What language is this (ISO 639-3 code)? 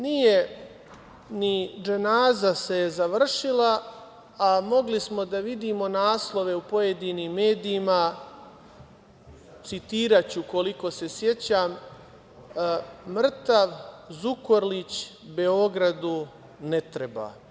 srp